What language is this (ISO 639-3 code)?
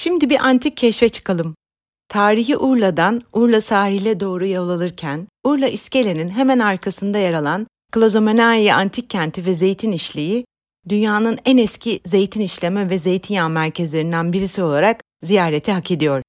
tur